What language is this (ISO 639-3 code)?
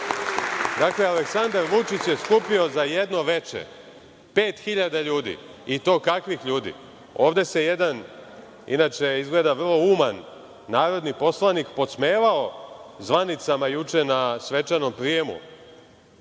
srp